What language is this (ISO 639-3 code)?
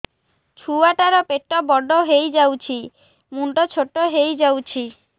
ori